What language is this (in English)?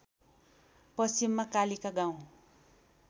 Nepali